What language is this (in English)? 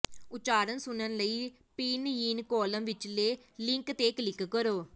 Punjabi